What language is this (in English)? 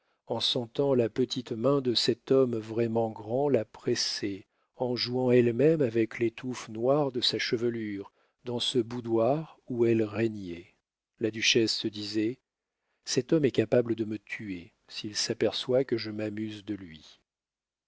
French